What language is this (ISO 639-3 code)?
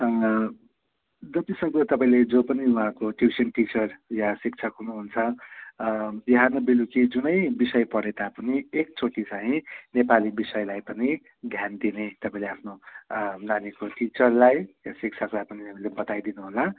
nep